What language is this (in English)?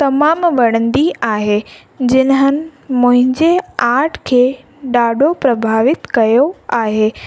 Sindhi